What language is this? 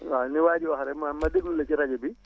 Wolof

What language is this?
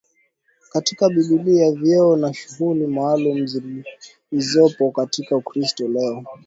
Swahili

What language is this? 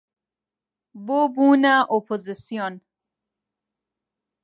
Central Kurdish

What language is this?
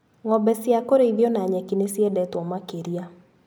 Kikuyu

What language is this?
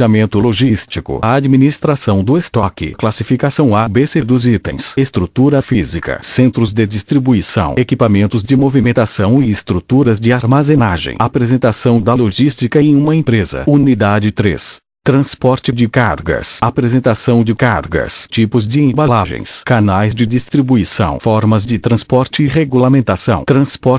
Portuguese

